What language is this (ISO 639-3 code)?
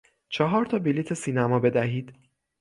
fas